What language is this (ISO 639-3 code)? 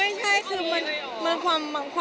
tha